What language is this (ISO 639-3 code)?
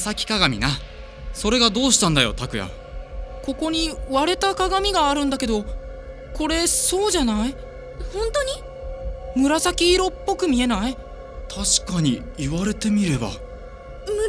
jpn